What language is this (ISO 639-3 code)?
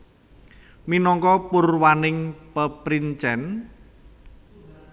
jav